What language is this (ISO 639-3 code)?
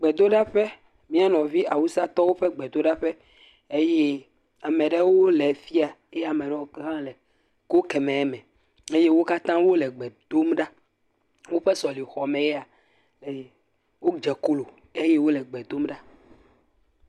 ewe